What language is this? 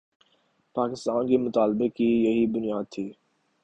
Urdu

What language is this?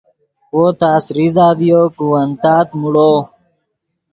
Yidgha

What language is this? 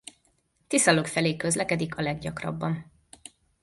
Hungarian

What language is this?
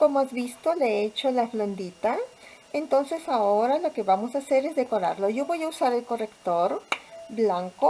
Spanish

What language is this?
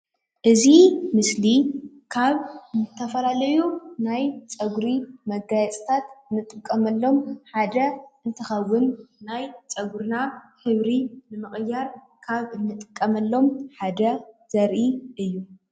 Tigrinya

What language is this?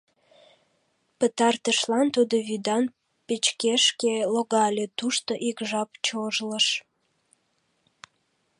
Mari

